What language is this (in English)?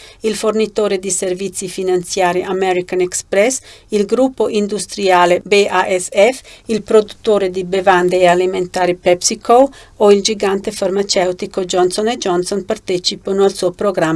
Italian